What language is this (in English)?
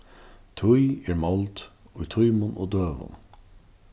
Faroese